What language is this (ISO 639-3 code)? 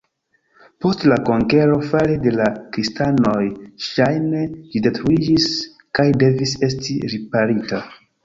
epo